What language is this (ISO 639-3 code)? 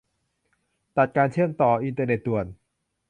tha